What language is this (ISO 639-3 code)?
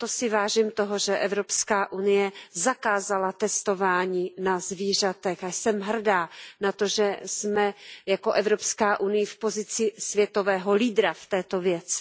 ces